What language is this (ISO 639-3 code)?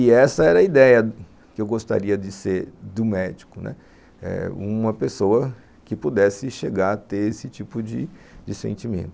por